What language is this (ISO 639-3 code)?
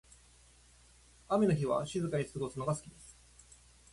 jpn